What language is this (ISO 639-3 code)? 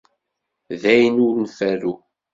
kab